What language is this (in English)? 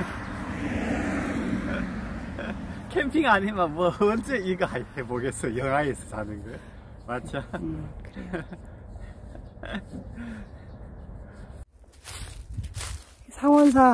Korean